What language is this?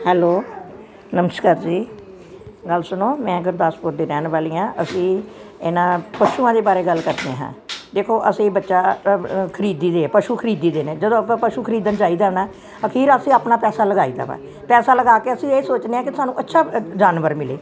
Punjabi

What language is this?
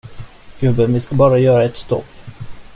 Swedish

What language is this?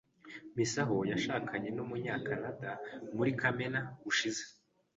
Kinyarwanda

